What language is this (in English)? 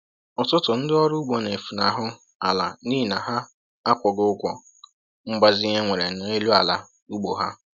Igbo